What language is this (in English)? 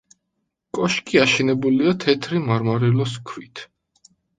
Georgian